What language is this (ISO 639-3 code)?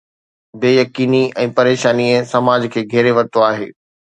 snd